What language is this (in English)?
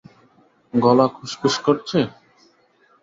Bangla